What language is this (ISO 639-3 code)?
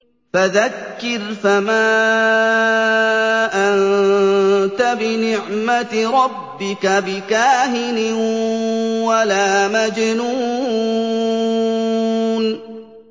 ara